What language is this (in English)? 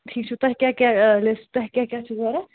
Kashmiri